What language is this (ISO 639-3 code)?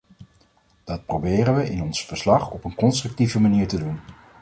nld